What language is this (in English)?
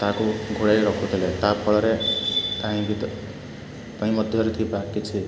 Odia